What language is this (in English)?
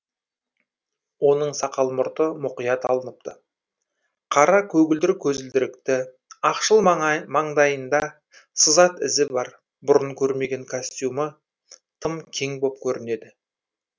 Kazakh